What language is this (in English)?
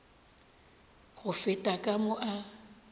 Northern Sotho